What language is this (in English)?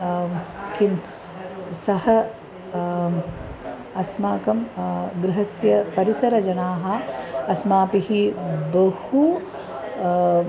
Sanskrit